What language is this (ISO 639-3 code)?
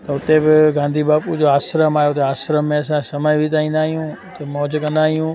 snd